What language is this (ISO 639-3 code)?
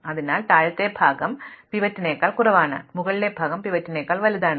mal